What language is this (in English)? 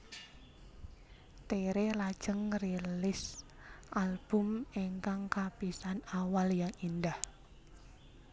Javanese